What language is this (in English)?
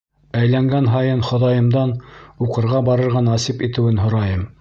Bashkir